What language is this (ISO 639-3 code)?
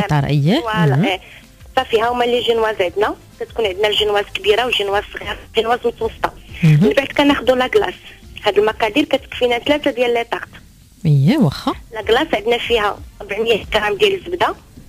ara